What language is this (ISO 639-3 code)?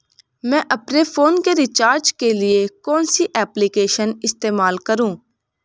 hin